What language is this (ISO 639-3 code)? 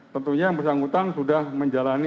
ind